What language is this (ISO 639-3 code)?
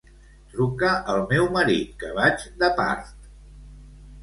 cat